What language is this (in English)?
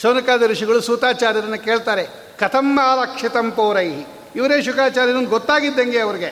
Kannada